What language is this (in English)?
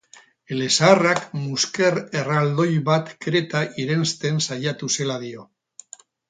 Basque